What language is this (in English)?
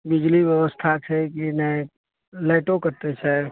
Maithili